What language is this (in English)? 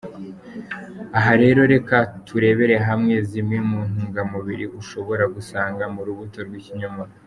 Kinyarwanda